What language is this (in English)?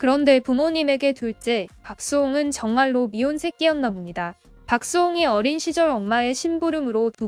Korean